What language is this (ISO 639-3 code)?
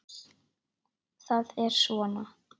isl